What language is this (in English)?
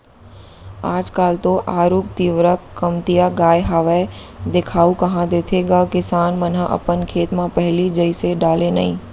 Chhattisgarhi